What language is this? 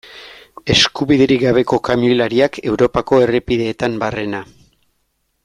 Basque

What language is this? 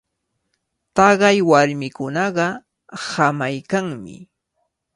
Cajatambo North Lima Quechua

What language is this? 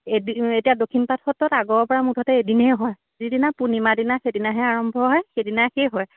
Assamese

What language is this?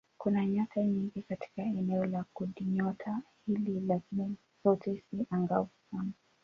Swahili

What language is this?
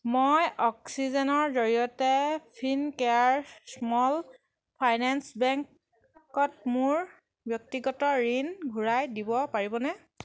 Assamese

